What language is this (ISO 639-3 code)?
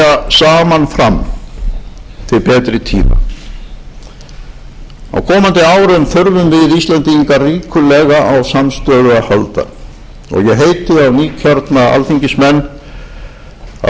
isl